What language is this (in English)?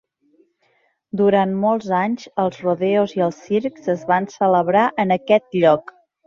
Catalan